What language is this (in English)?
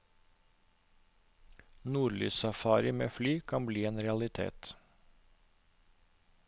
Norwegian